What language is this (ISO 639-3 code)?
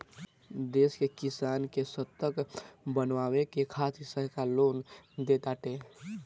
bho